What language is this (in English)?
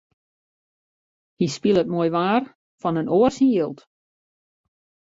Western Frisian